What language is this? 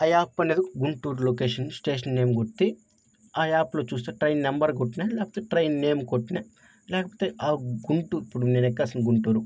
Telugu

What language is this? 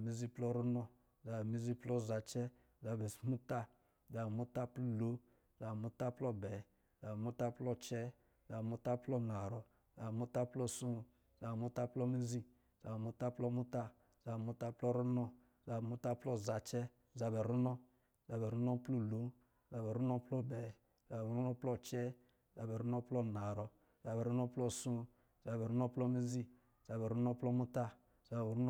Lijili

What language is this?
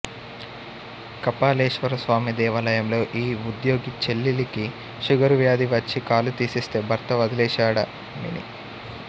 Telugu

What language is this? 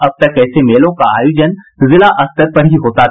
Hindi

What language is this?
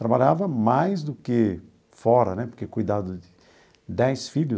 Portuguese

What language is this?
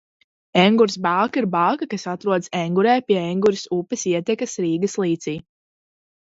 Latvian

